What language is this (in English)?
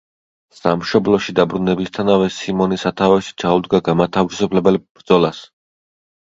Georgian